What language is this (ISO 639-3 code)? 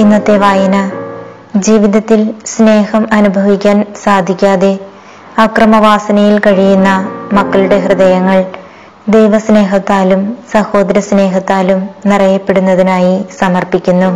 mal